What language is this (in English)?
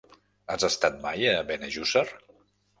Catalan